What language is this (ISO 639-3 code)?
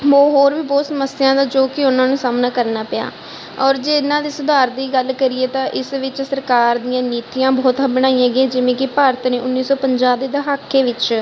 pan